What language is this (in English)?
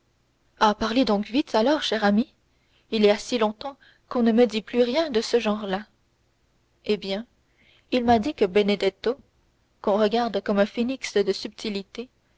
French